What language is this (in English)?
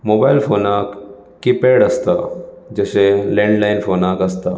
Konkani